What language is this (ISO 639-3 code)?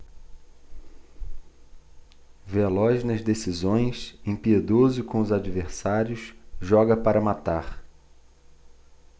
por